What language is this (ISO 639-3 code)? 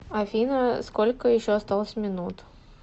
rus